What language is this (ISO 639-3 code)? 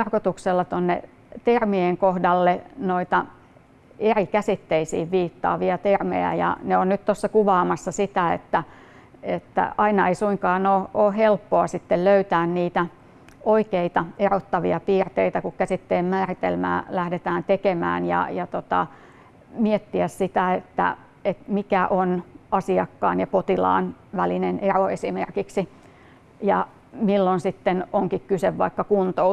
fin